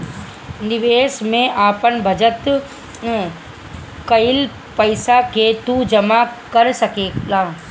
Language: Bhojpuri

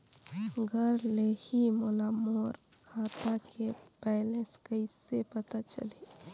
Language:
Chhattisgarhi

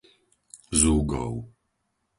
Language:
Slovak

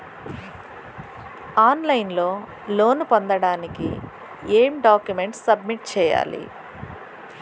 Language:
Telugu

